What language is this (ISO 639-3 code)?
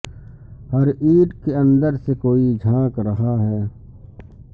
urd